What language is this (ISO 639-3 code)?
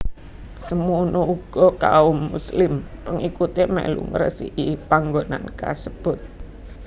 jav